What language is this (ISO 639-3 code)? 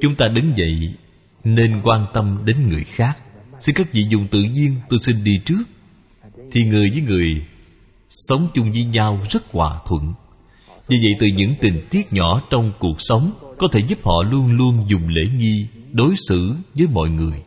vie